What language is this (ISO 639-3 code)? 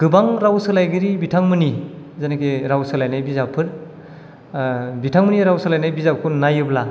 brx